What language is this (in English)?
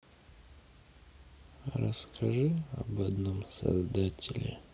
Russian